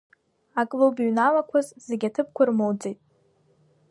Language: Abkhazian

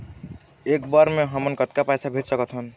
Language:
Chhattisgarhi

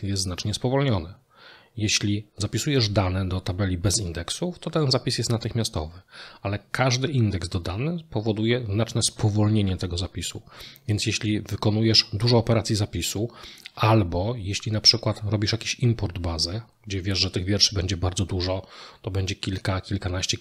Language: Polish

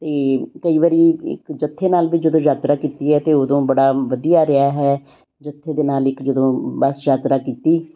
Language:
Punjabi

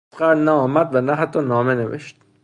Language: Persian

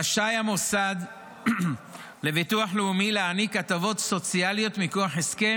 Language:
Hebrew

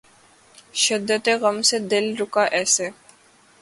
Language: Urdu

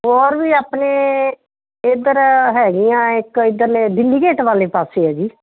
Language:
Punjabi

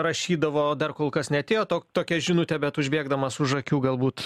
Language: Lithuanian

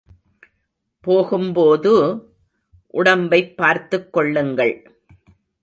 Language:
Tamil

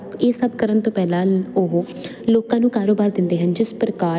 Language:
Punjabi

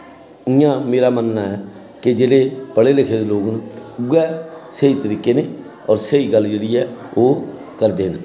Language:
Dogri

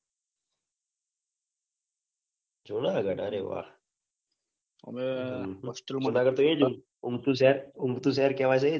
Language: Gujarati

